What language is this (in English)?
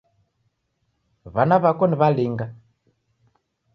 Taita